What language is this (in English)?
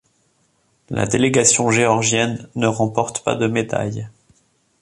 French